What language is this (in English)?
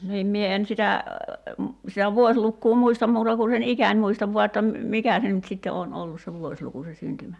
Finnish